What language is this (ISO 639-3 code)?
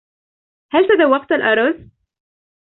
ara